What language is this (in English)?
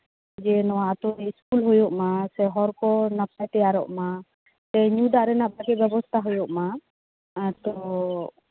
Santali